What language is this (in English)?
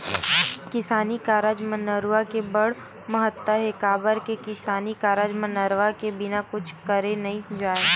Chhattisgarhi